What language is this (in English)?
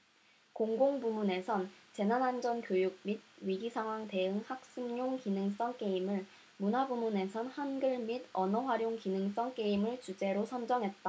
Korean